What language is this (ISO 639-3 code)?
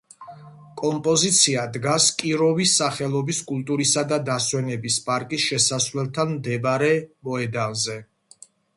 kat